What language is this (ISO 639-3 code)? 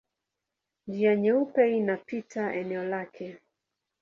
swa